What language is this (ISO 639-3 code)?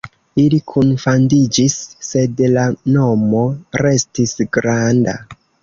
epo